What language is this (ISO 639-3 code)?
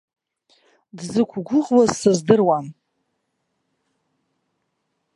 abk